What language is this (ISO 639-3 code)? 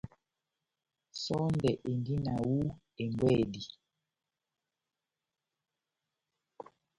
bnm